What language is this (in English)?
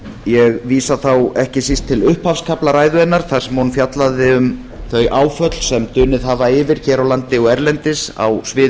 Icelandic